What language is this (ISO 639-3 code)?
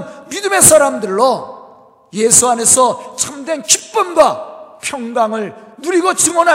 kor